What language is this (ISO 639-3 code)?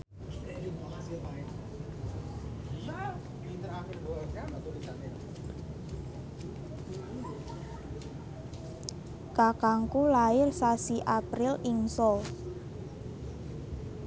jav